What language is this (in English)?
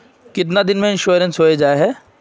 Magahi